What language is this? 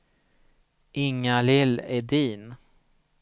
Swedish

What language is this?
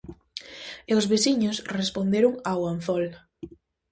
Galician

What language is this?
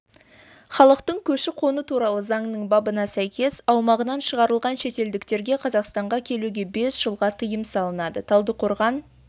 Kazakh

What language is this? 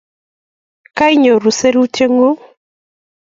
Kalenjin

